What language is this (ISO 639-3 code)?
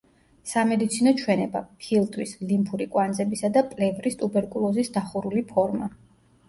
kat